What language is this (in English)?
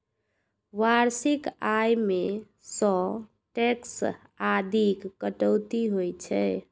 Maithili